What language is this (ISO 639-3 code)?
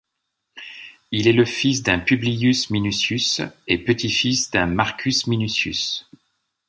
fra